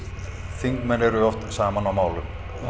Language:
Icelandic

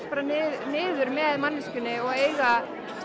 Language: Icelandic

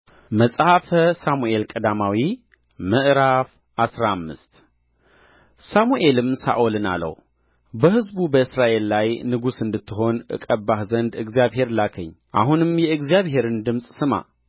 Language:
Amharic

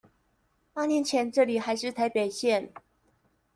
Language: Chinese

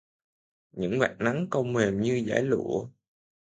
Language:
Vietnamese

